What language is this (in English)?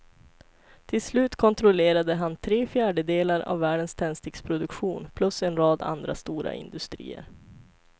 Swedish